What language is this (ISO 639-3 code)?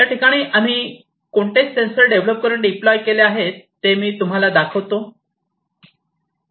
mar